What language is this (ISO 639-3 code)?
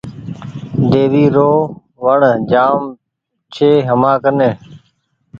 gig